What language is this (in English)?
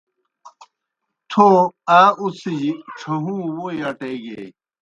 Kohistani Shina